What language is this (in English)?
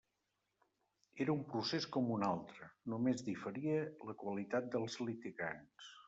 Catalan